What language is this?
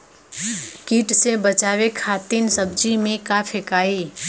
Bhojpuri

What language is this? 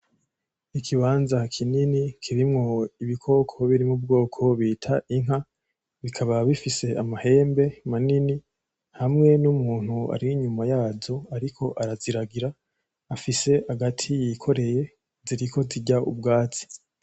Rundi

